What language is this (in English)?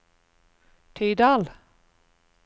Norwegian